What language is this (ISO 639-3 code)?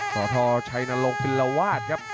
tha